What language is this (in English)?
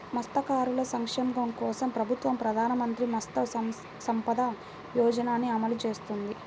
Telugu